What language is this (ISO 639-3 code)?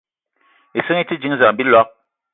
eto